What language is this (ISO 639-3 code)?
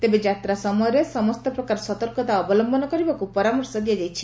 ori